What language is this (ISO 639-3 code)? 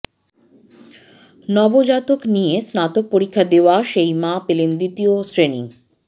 ben